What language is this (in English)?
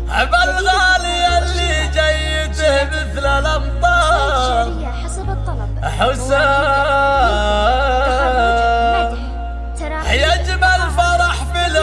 Arabic